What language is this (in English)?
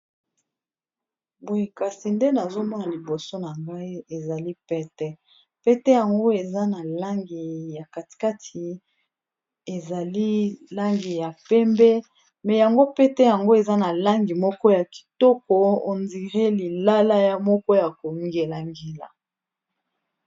Lingala